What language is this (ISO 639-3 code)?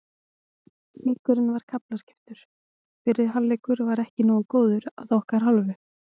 isl